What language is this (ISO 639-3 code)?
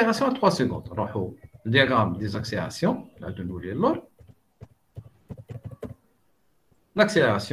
fra